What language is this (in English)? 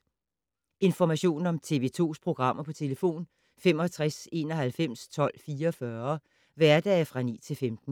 Danish